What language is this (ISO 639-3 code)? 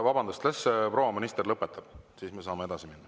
est